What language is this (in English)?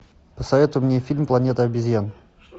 Russian